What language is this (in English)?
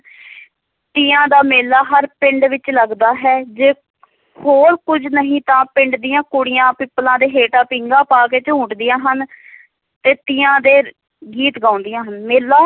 Punjabi